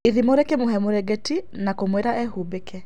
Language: Kikuyu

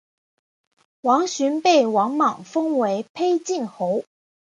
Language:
Chinese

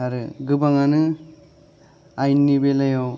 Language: Bodo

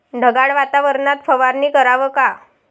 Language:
Marathi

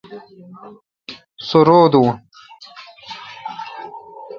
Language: Kalkoti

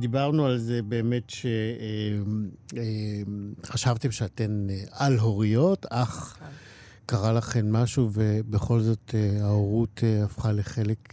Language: Hebrew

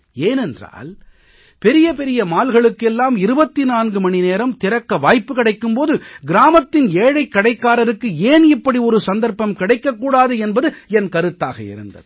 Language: Tamil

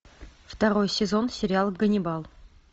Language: Russian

